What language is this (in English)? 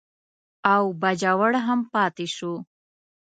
Pashto